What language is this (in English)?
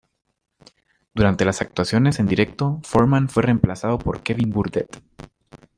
Spanish